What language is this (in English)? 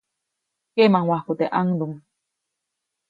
Copainalá Zoque